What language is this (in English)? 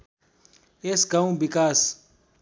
Nepali